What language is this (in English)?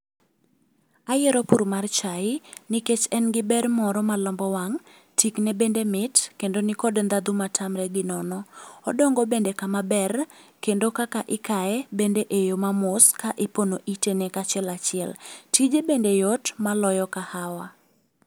Luo (Kenya and Tanzania)